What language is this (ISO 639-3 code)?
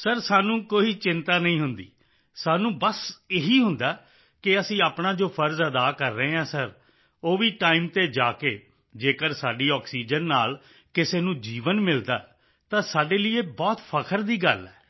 pan